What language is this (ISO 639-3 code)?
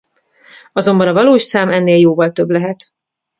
hun